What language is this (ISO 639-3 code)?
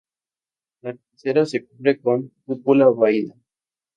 spa